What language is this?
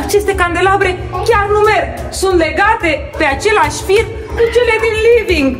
Romanian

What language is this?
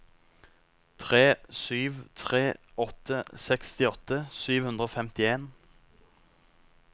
Norwegian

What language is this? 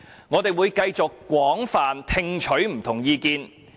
Cantonese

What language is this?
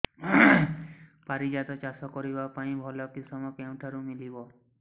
Odia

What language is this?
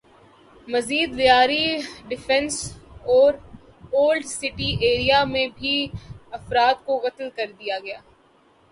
Urdu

